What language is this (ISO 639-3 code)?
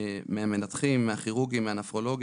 heb